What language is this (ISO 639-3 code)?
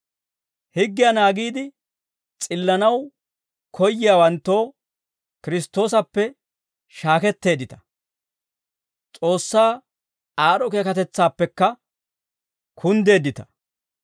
dwr